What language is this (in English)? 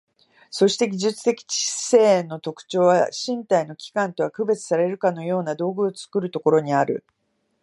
Japanese